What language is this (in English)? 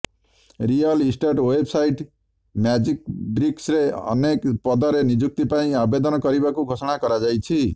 Odia